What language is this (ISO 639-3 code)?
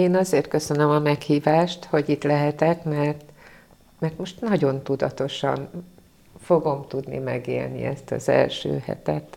hun